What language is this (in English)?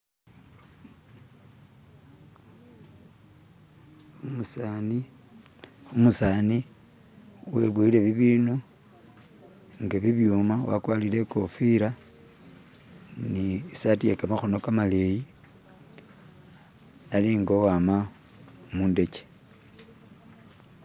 Masaaba